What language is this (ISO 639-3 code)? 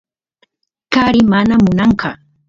qus